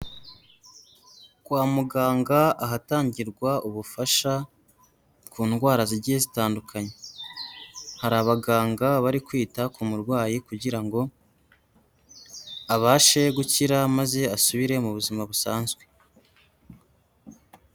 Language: Kinyarwanda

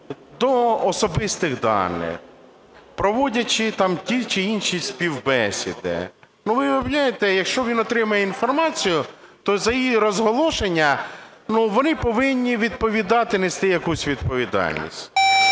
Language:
Ukrainian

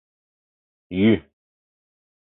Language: Mari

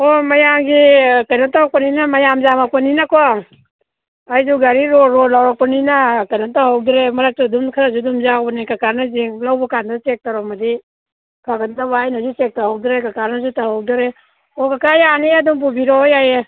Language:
Manipuri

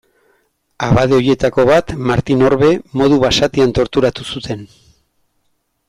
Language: Basque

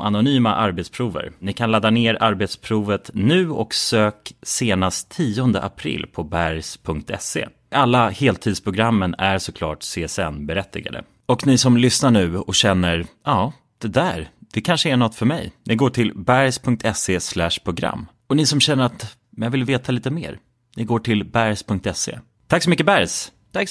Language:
Swedish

